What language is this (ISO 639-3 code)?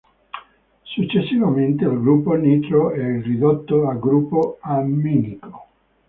ita